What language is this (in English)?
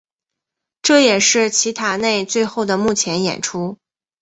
Chinese